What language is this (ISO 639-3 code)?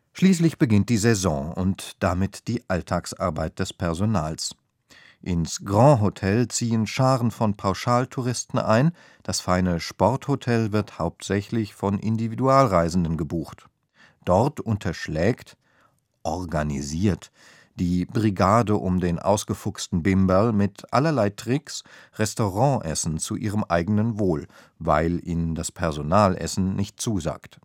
deu